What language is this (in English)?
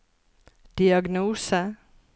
Norwegian